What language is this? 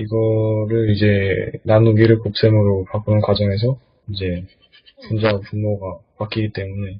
Korean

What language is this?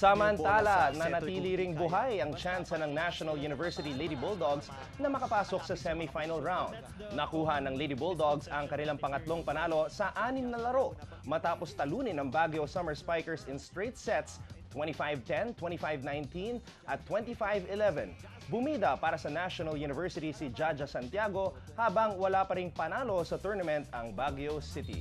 Filipino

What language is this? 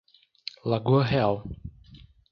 Portuguese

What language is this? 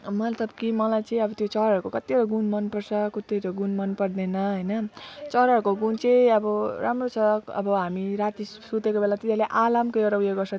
Nepali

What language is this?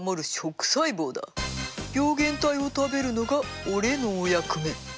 Japanese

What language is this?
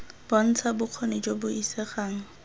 Tswana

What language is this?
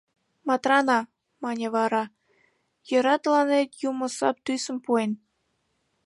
Mari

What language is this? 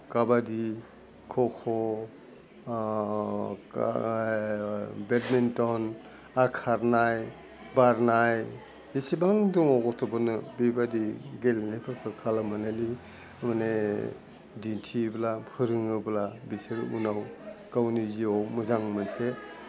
Bodo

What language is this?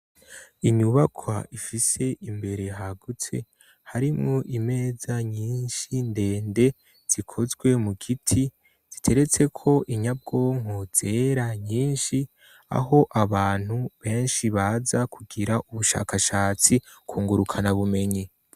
Rundi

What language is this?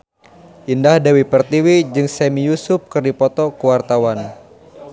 Sundanese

